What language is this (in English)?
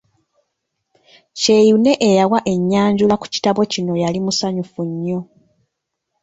Ganda